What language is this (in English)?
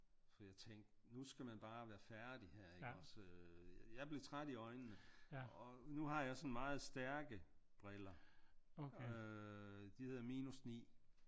Danish